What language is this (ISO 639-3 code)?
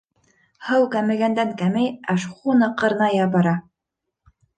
bak